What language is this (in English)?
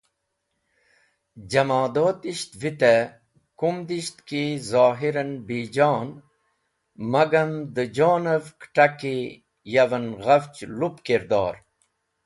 Wakhi